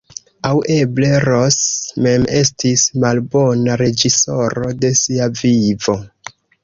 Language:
Esperanto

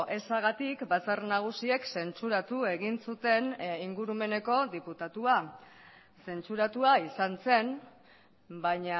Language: Basque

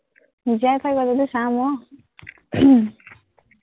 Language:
Assamese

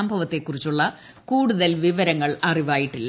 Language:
Malayalam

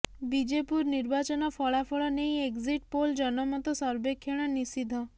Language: Odia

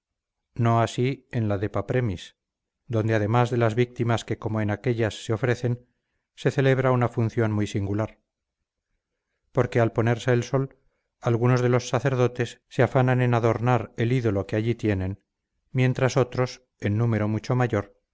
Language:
Spanish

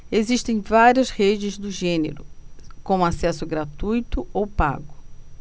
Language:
Portuguese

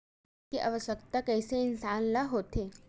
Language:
Chhattisgarhi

